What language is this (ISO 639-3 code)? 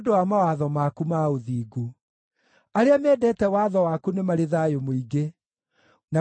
kik